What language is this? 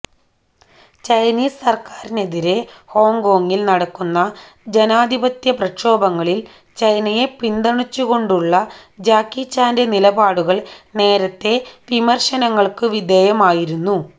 Malayalam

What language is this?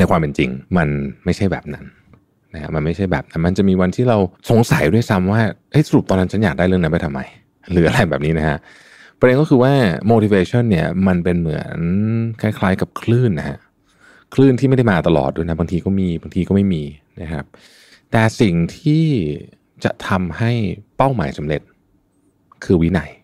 Thai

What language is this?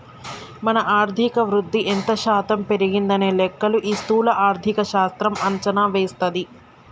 Telugu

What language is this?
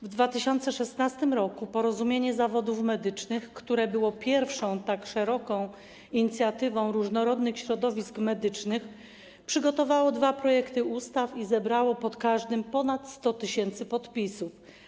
Polish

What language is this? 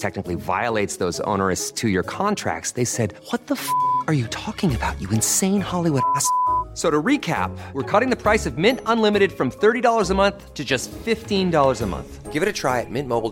Indonesian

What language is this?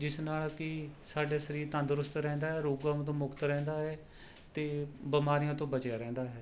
Punjabi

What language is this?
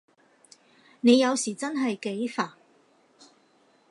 Cantonese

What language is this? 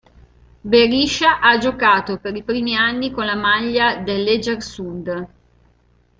Italian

